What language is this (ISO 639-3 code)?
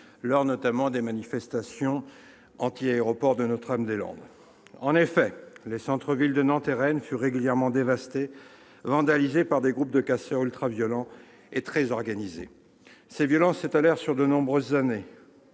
fra